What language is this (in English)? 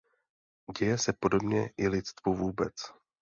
Czech